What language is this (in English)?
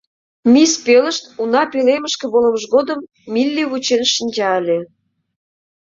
Mari